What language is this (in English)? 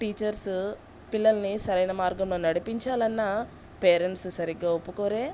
Telugu